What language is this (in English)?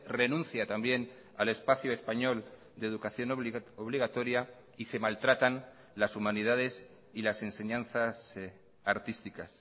Spanish